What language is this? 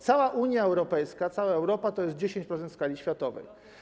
Polish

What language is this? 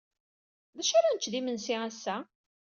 Kabyle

